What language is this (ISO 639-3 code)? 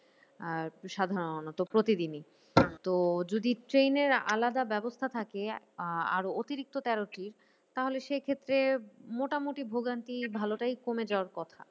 ben